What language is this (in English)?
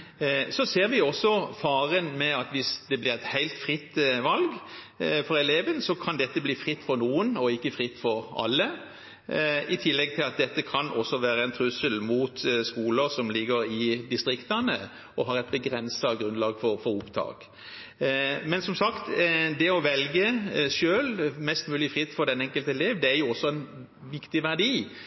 Norwegian Bokmål